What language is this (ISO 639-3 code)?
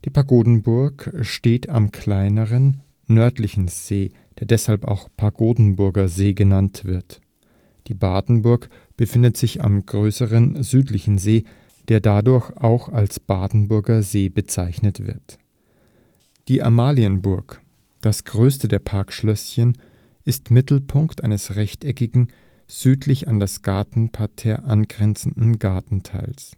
deu